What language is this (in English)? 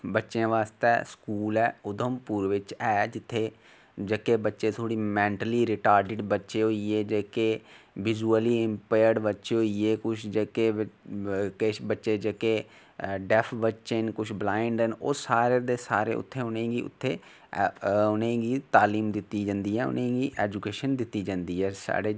Dogri